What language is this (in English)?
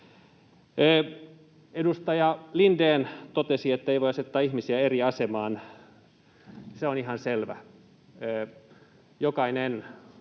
Finnish